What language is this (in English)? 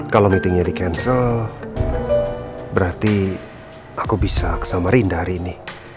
Indonesian